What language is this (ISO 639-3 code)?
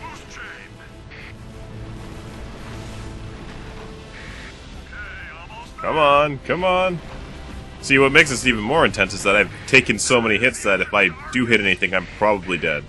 eng